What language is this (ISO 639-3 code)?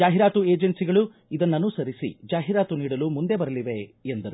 kan